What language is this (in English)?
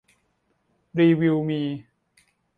Thai